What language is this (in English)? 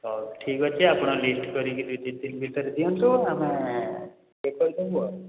Odia